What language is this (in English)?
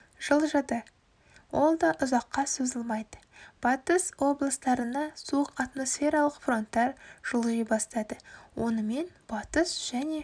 Kazakh